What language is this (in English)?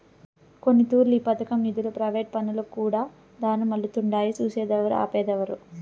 Telugu